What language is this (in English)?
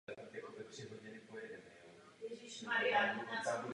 Czech